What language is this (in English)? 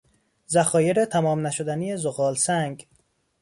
Persian